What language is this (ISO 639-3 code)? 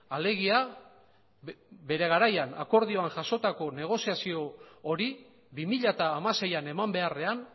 eus